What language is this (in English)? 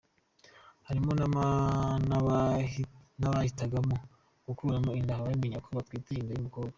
Kinyarwanda